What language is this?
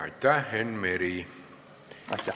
Estonian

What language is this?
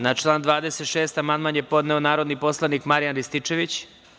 Serbian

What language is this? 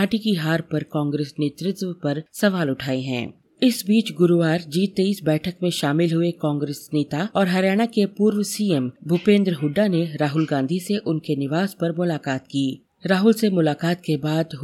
Hindi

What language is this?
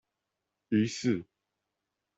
Chinese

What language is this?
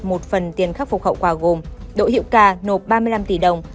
Vietnamese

